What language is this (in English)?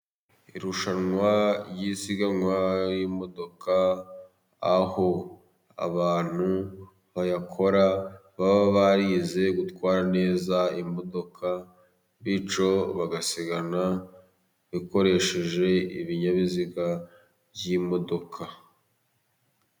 Kinyarwanda